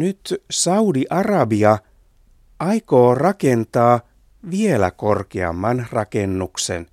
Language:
Finnish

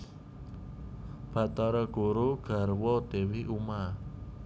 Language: Javanese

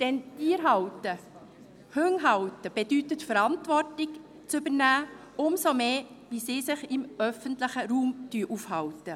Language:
Swiss German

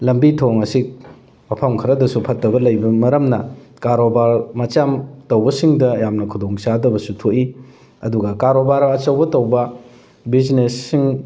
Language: Manipuri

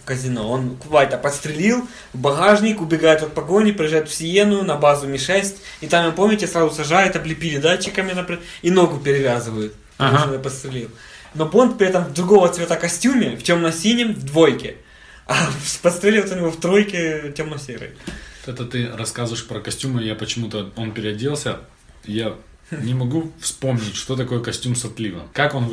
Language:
Russian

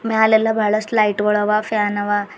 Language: Kannada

